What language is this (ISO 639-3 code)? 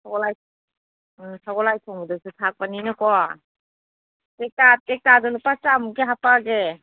mni